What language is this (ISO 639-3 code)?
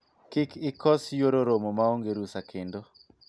luo